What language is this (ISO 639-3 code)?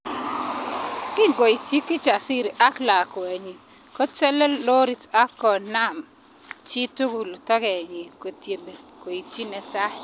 kln